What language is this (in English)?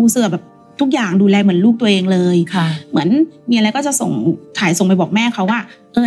Thai